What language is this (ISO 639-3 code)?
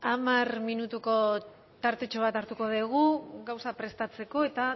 eus